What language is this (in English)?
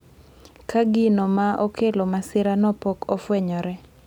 Luo (Kenya and Tanzania)